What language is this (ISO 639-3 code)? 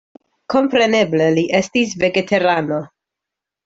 epo